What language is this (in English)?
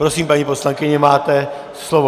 Czech